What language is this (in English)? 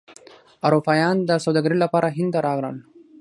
Pashto